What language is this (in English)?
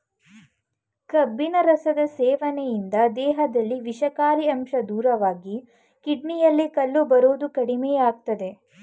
Kannada